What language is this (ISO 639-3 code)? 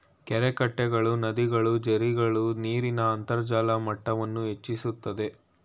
kan